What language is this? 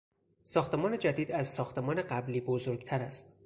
Persian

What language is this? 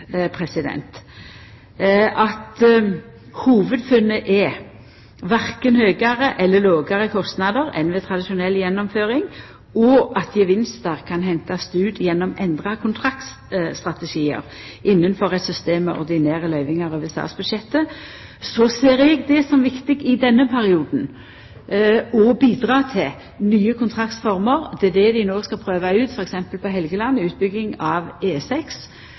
Norwegian Nynorsk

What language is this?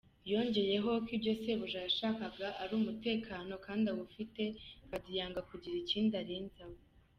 Kinyarwanda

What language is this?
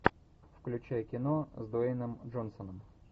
Russian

